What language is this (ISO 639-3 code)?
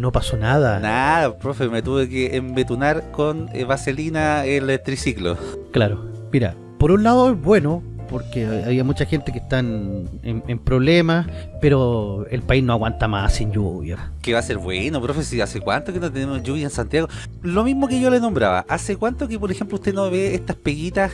spa